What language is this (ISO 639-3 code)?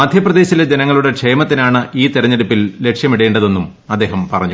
mal